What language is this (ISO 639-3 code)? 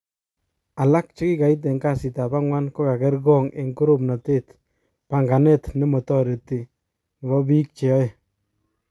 kln